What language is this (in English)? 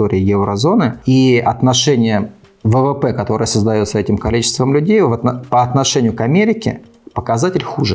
Russian